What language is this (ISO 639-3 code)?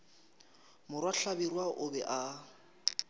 nso